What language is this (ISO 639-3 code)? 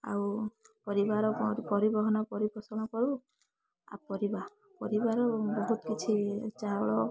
ori